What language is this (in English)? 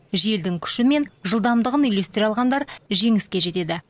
Kazakh